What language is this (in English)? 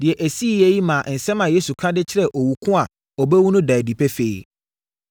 Akan